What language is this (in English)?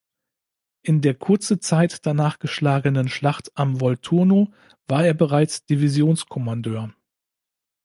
German